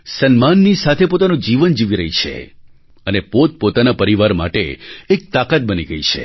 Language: Gujarati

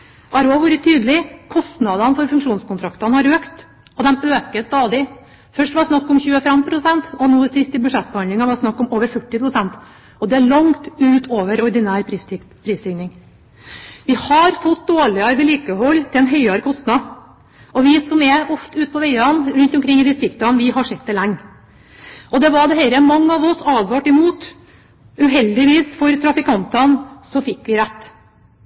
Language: Norwegian Bokmål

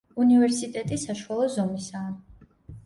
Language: Georgian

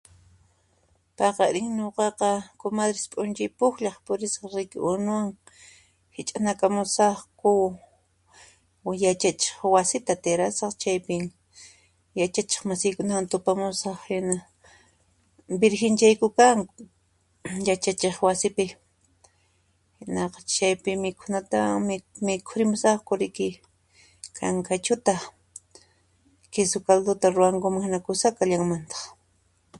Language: Puno Quechua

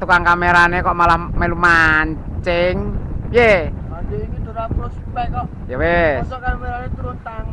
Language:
Indonesian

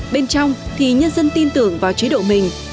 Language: Vietnamese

